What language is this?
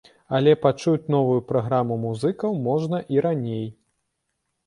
Belarusian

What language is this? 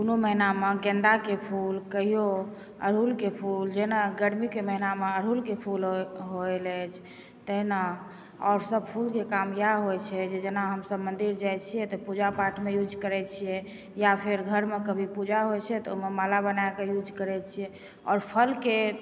Maithili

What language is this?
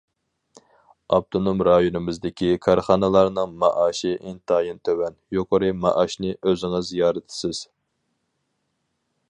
Uyghur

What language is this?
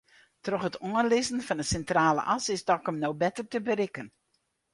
Western Frisian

